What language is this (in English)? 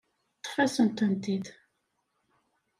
Kabyle